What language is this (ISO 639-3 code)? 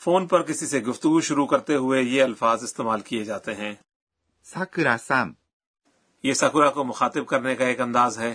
urd